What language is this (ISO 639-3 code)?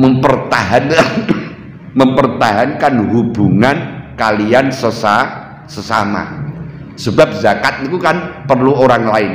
ind